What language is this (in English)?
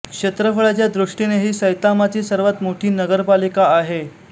Marathi